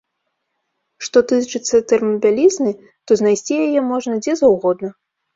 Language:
Belarusian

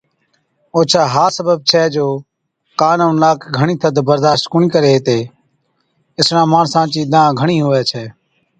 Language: Od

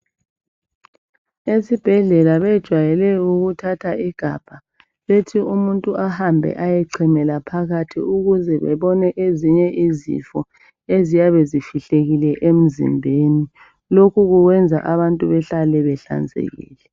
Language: North Ndebele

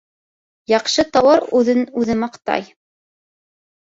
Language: Bashkir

